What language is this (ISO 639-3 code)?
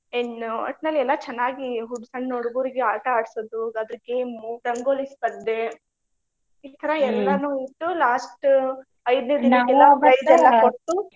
kan